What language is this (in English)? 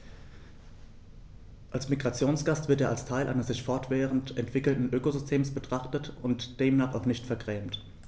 German